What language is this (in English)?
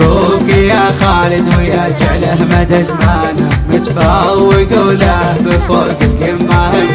Arabic